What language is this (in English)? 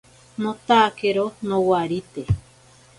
Ashéninka Perené